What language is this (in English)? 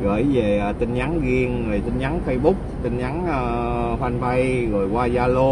Vietnamese